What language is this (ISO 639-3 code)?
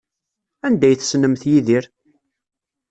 kab